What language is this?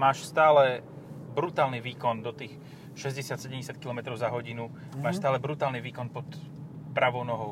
Slovak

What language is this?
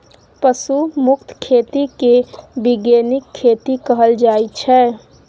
Maithili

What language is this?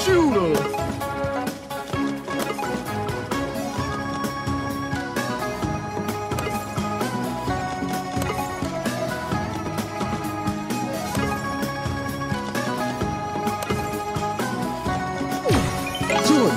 Thai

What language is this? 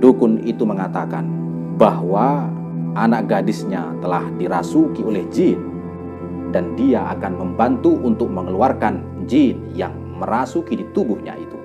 Indonesian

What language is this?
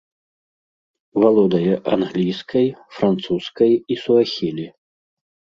Belarusian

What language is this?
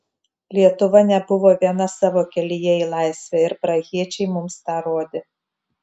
Lithuanian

